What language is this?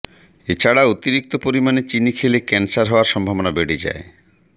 Bangla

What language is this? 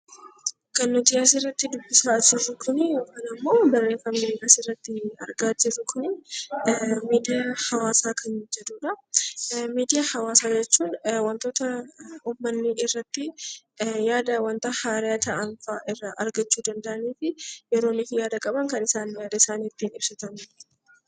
Oromo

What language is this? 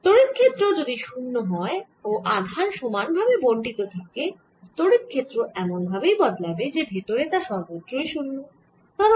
Bangla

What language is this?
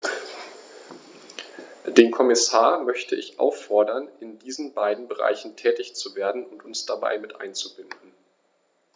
German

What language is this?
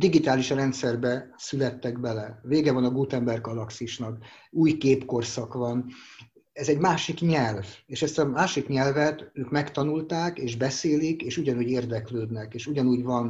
Hungarian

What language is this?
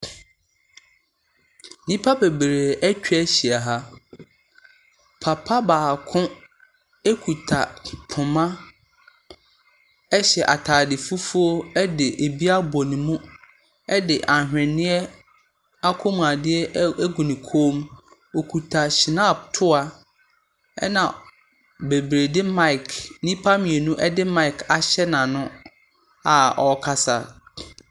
Akan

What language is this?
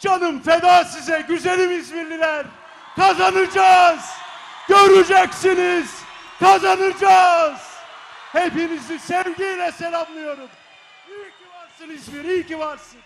Turkish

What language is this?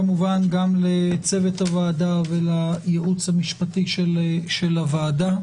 Hebrew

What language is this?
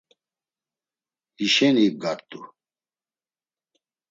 Laz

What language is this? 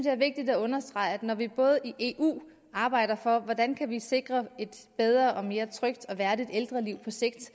Danish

